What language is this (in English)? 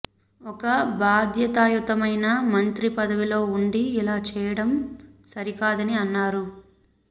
Telugu